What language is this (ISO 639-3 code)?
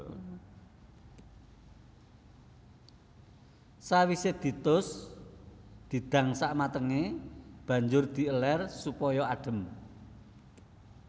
jav